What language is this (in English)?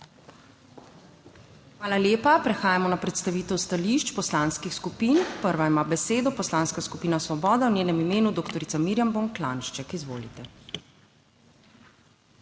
Slovenian